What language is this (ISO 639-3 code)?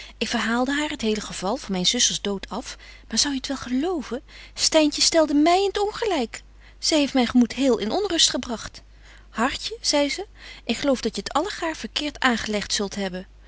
nld